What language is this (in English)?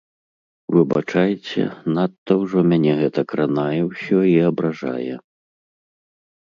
Belarusian